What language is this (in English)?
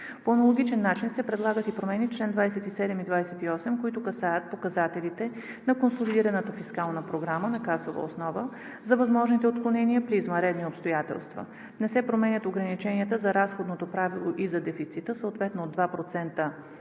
Bulgarian